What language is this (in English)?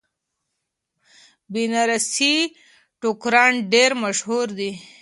Pashto